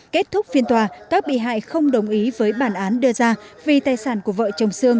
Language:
Vietnamese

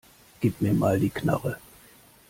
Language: German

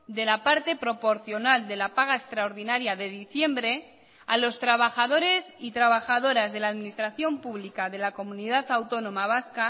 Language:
Spanish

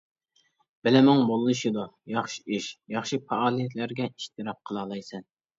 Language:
Uyghur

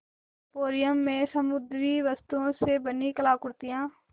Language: Hindi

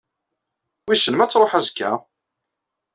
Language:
Kabyle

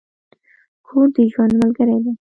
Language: Pashto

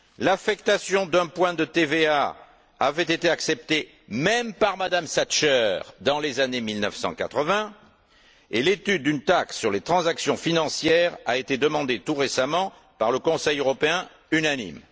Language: French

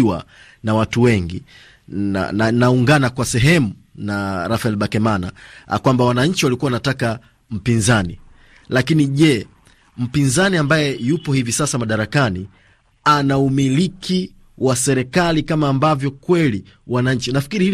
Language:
Swahili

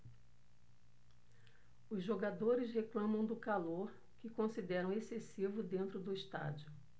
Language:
Portuguese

